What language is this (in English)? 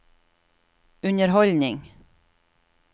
Norwegian